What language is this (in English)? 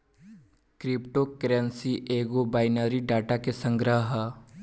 Bhojpuri